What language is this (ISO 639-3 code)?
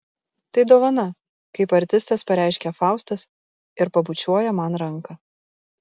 lit